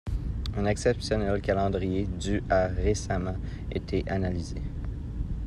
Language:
French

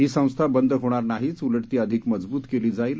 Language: Marathi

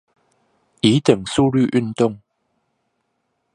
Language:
Chinese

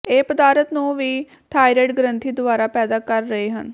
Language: Punjabi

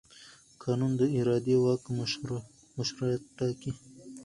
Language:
Pashto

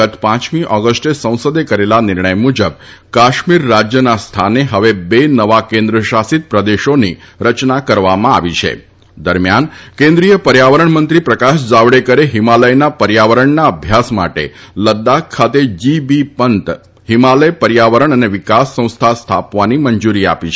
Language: Gujarati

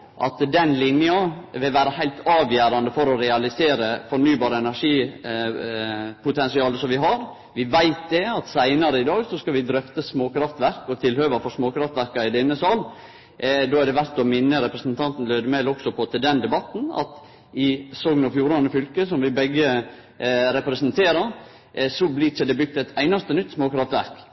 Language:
Norwegian Nynorsk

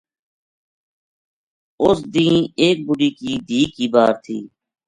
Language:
Gujari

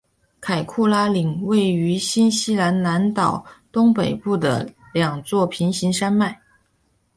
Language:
Chinese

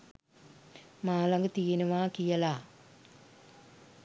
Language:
Sinhala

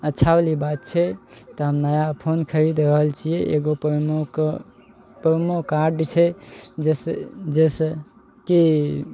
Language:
Maithili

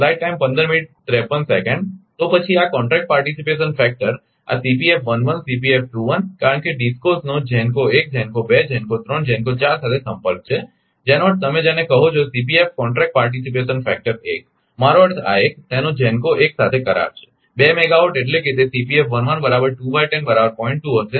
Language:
Gujarati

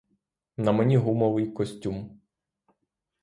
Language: Ukrainian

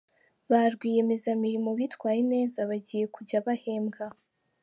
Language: Kinyarwanda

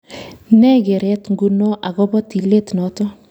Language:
Kalenjin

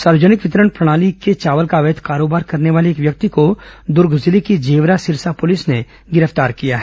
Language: Hindi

